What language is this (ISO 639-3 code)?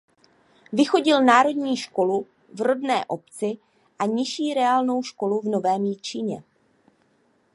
ces